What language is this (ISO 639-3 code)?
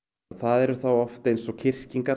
isl